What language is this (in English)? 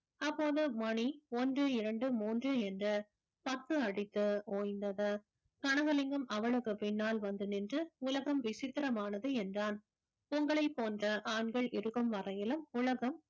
Tamil